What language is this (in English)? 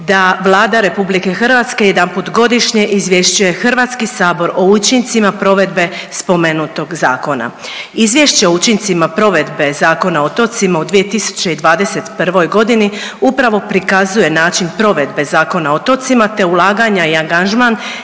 Croatian